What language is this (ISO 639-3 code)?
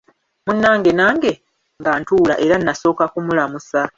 lug